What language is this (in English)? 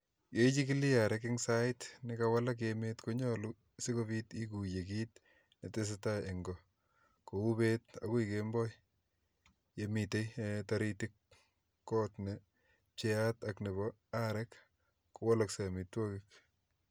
Kalenjin